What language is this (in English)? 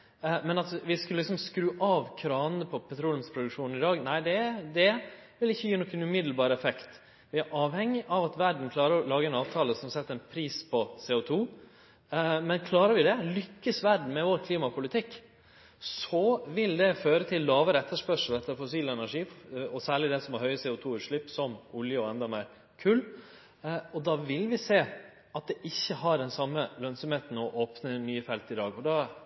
Norwegian Nynorsk